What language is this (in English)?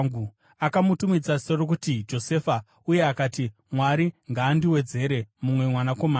Shona